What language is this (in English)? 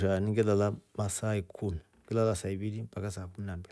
Rombo